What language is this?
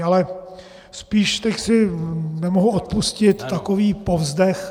Czech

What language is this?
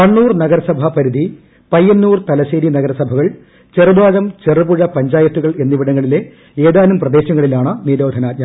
Malayalam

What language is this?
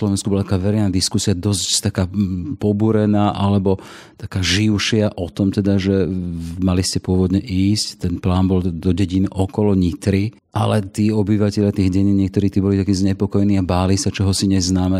Slovak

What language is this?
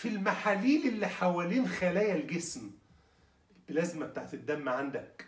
Arabic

